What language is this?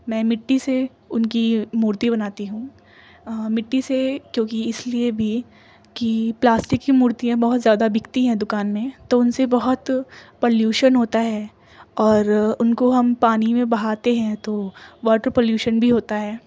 Urdu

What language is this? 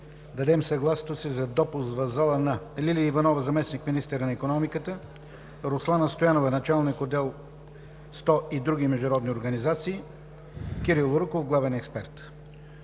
Bulgarian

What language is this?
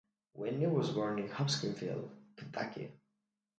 English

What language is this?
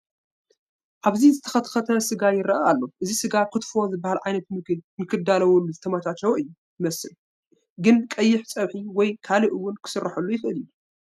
Tigrinya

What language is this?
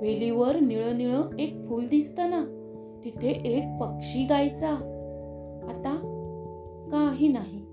Marathi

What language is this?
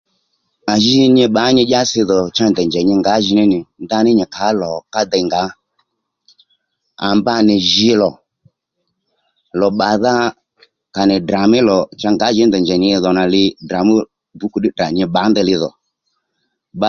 Lendu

